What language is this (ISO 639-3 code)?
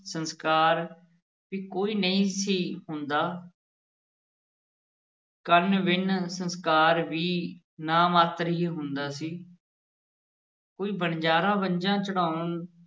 pan